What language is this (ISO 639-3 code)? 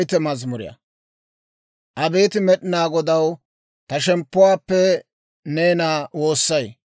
dwr